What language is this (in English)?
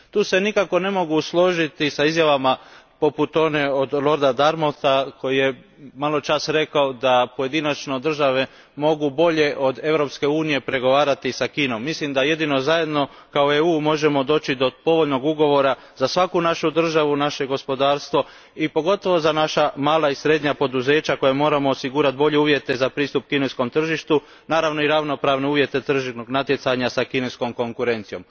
Croatian